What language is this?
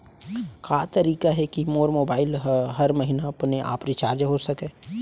Chhattisgarhi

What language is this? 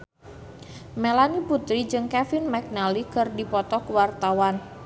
Sundanese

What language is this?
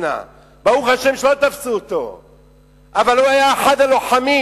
Hebrew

